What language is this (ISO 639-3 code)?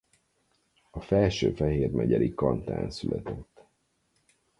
hun